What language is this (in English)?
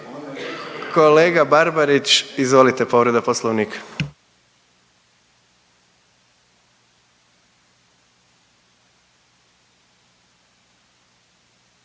Croatian